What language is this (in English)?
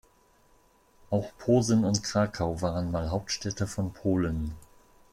German